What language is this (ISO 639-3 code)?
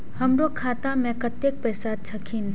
mai